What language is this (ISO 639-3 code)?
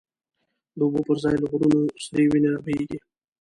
pus